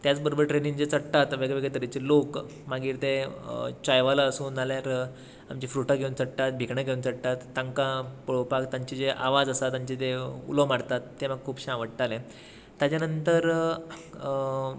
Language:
Konkani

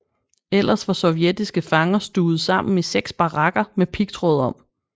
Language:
Danish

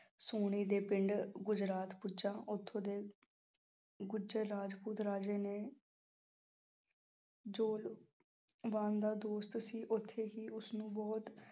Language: Punjabi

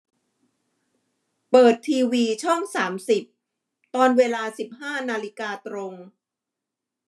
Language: Thai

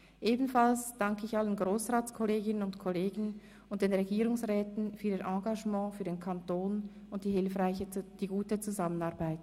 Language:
Swiss German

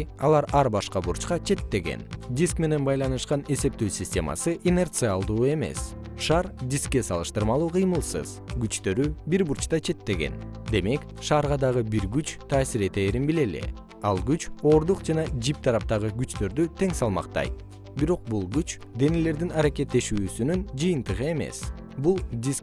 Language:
Kyrgyz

